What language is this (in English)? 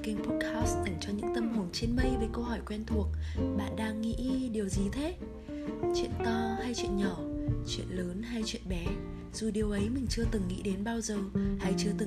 Vietnamese